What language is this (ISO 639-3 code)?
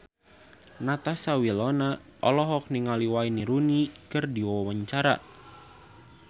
sun